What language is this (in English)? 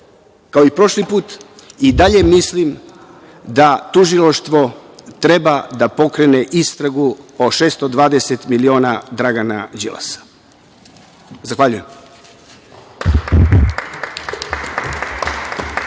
Serbian